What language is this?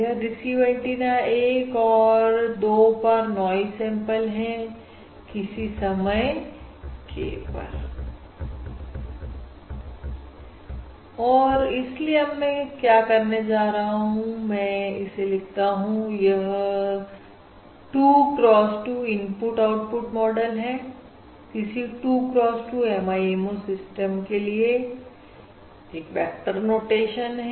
Hindi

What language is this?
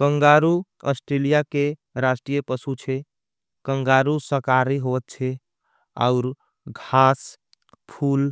Angika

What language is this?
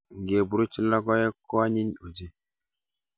Kalenjin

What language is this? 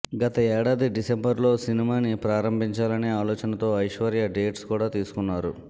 Telugu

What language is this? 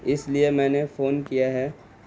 Urdu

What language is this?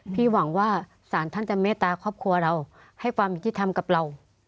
Thai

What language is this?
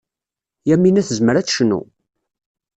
Kabyle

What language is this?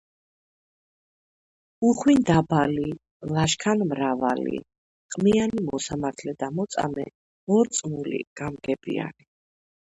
Georgian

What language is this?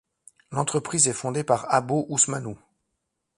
French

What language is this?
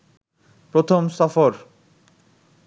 Bangla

